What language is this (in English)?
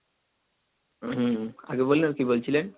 Bangla